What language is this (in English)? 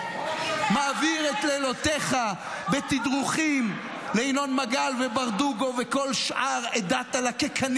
Hebrew